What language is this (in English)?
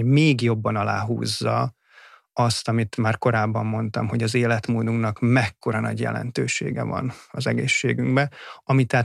Hungarian